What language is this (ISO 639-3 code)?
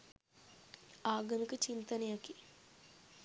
sin